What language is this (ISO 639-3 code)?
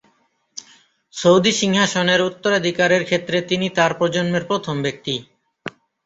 ben